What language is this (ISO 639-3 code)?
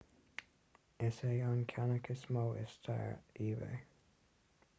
gle